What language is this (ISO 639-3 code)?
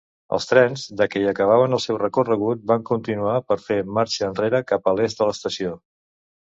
cat